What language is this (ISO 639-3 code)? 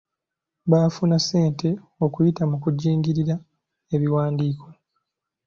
lug